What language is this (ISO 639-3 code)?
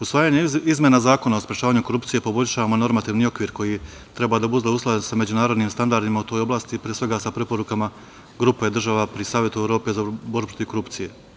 srp